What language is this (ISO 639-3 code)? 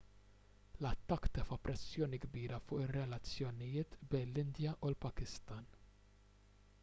mlt